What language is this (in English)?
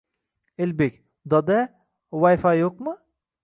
Uzbek